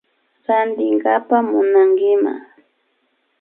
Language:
Imbabura Highland Quichua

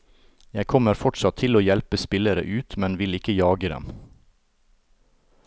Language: Norwegian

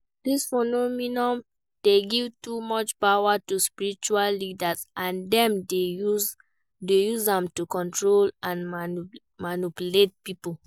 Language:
Nigerian Pidgin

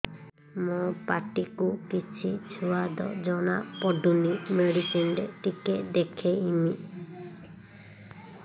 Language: Odia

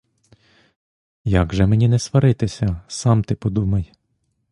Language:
Ukrainian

